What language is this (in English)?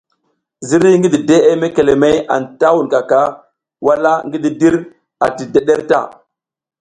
South Giziga